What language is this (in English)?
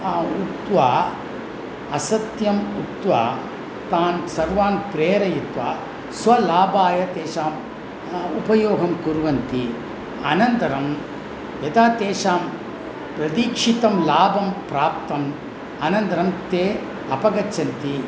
Sanskrit